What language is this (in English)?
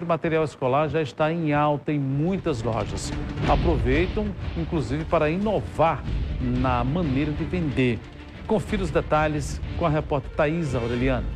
Portuguese